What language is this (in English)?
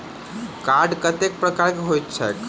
Maithili